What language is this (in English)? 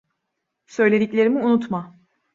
Turkish